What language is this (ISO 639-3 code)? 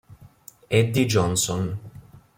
ita